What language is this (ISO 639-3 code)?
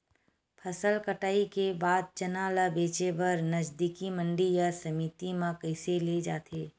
hne